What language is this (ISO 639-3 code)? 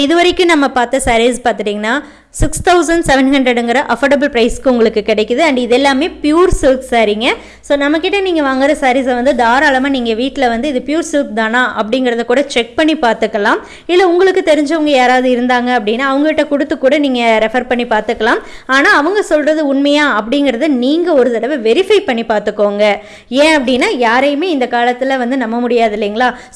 tam